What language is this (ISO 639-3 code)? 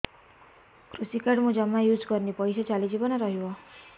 ori